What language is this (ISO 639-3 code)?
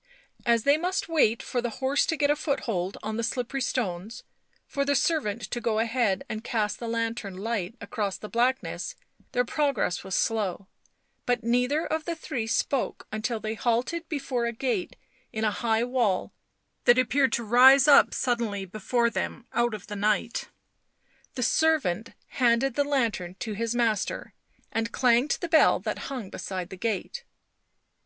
eng